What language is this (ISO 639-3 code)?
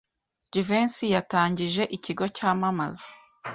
kin